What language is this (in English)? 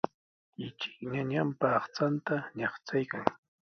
Sihuas Ancash Quechua